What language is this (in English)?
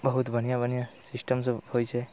Maithili